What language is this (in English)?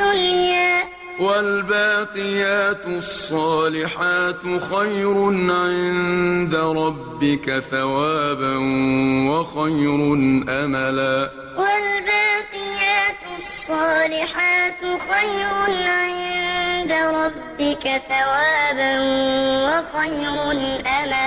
Arabic